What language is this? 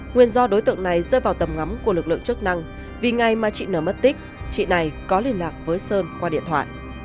Vietnamese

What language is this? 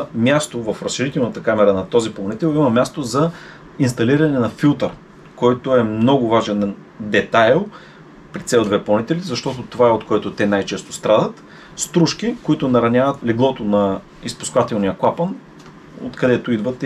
Bulgarian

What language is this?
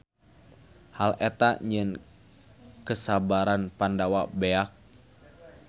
Sundanese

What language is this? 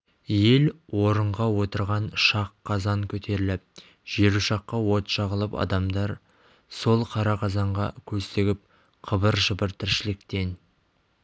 Kazakh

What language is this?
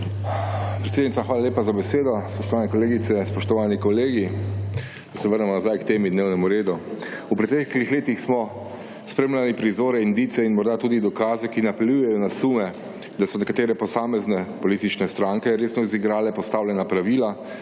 Slovenian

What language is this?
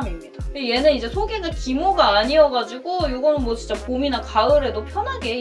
Korean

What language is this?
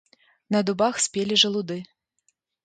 Belarusian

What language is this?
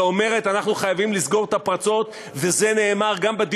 Hebrew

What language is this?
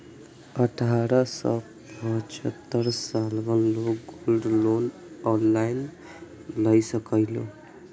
Maithili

